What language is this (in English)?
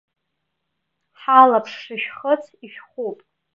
Abkhazian